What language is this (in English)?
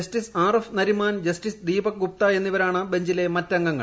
Malayalam